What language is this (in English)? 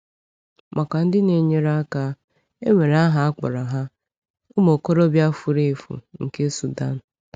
Igbo